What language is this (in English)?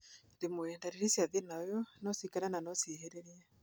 Kikuyu